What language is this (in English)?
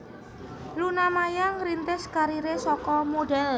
Javanese